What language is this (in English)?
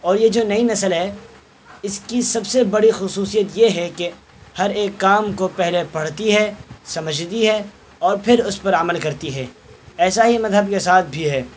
Urdu